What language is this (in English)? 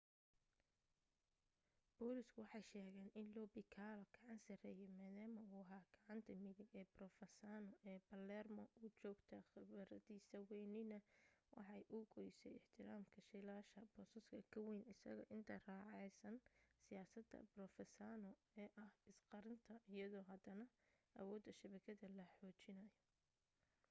Somali